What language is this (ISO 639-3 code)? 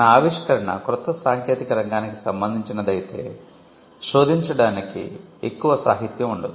tel